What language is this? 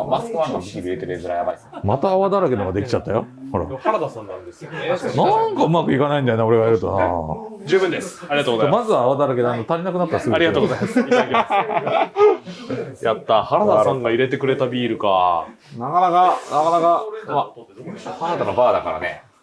Japanese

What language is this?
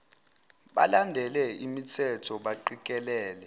Zulu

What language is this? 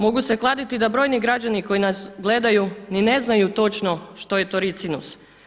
Croatian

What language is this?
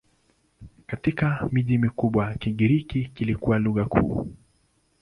Swahili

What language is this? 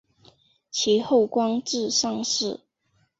Chinese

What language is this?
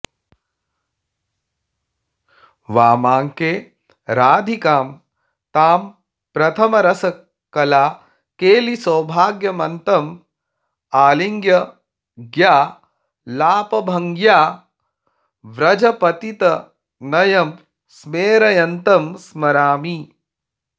Sanskrit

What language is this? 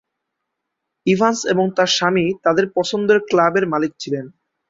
Bangla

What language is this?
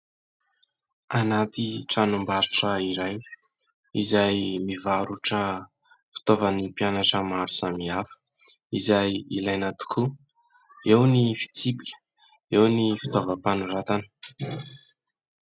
Malagasy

